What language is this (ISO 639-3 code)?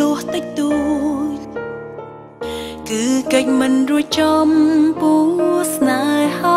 vie